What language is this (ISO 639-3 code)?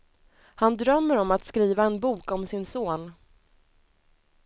swe